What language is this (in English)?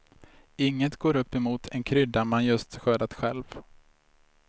Swedish